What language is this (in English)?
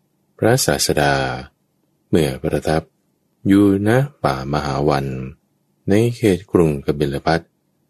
Thai